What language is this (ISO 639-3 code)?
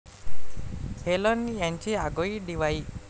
mar